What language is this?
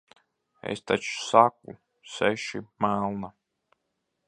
Latvian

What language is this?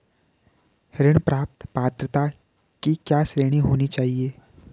Hindi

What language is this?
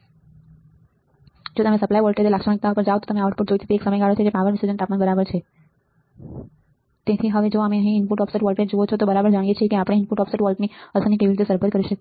Gujarati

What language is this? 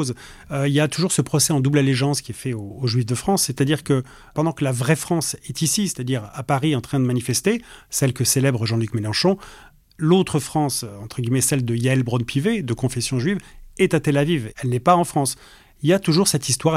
French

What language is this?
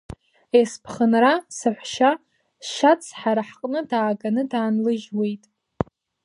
Abkhazian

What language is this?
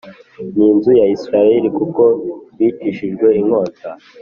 Kinyarwanda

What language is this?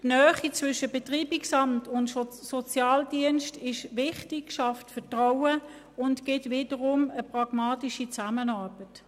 Swiss German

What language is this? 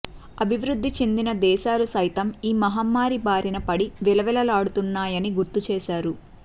Telugu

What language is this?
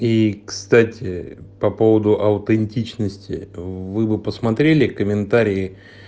Russian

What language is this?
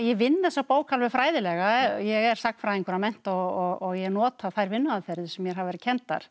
Icelandic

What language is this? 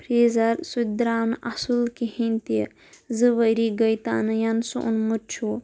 Kashmiri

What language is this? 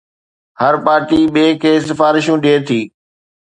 Sindhi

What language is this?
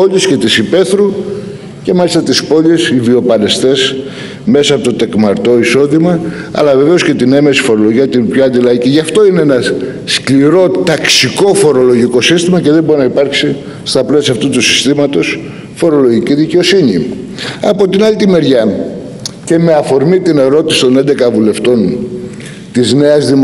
Greek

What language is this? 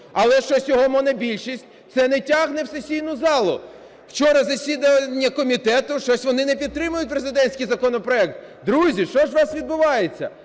Ukrainian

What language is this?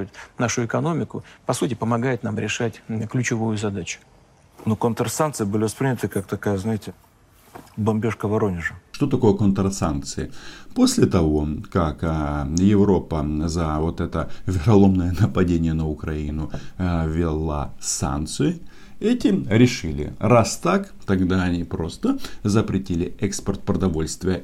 Russian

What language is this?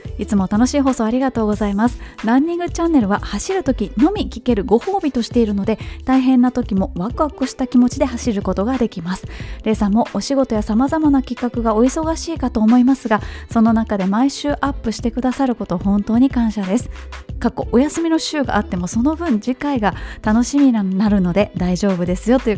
Japanese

